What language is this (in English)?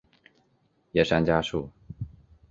Chinese